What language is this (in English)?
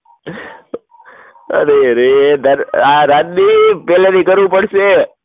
Gujarati